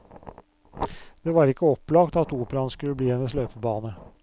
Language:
Norwegian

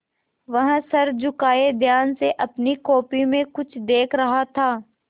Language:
Hindi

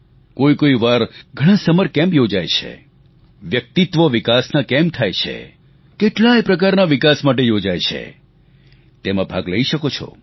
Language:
Gujarati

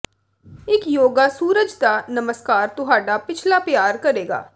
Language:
Punjabi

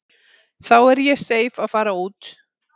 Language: Icelandic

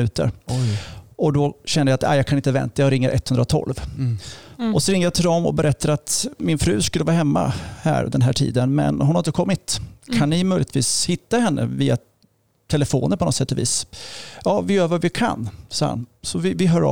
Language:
Swedish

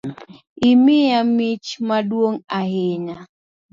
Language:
Luo (Kenya and Tanzania)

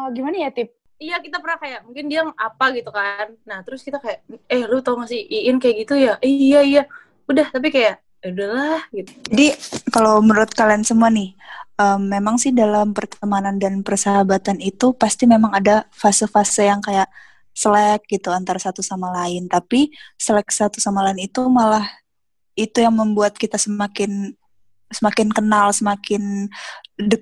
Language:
Indonesian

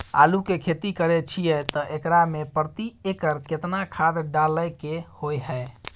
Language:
Maithili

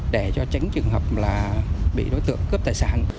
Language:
Vietnamese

